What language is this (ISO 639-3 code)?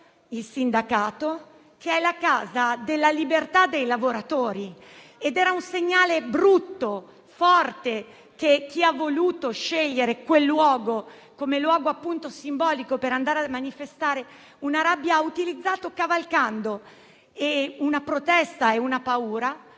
ita